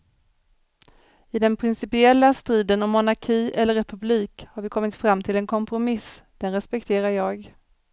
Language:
Swedish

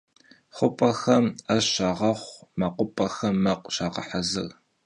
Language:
Kabardian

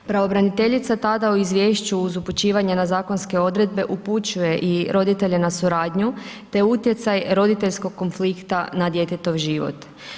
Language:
Croatian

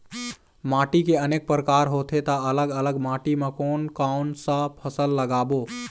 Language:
Chhattisgarhi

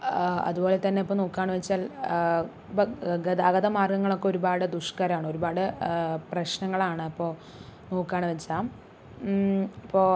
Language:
Malayalam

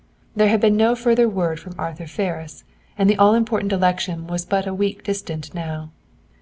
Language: English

